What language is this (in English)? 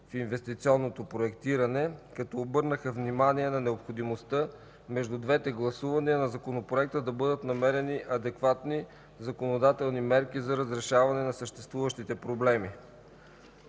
Bulgarian